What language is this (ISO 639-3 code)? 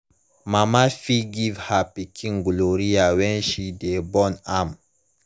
pcm